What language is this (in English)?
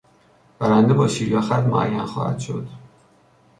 Persian